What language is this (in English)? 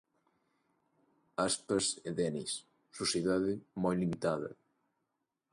Galician